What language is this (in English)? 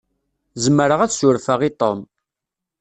Kabyle